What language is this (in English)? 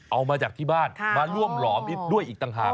Thai